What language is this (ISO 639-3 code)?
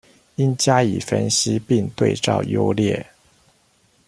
zho